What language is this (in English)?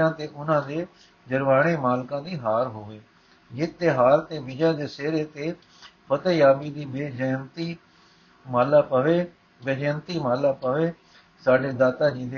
Punjabi